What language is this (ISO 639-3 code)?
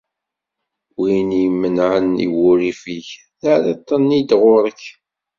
kab